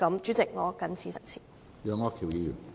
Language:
Cantonese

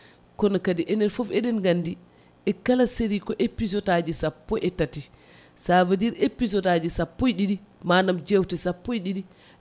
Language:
Fula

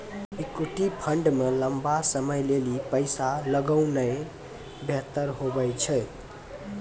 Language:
Maithili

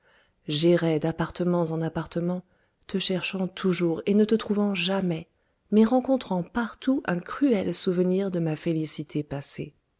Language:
French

